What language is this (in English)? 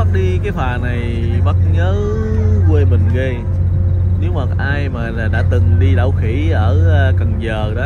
Vietnamese